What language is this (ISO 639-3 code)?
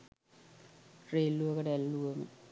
sin